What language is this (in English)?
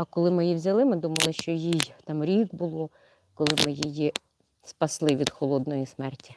Ukrainian